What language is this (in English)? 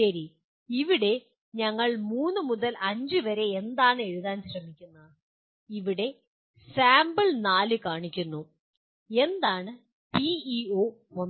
Malayalam